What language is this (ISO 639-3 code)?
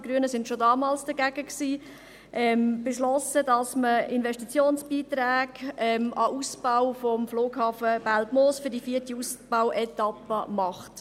gsw